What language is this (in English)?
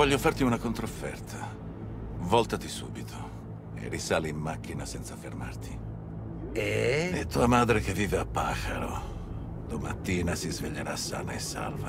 Italian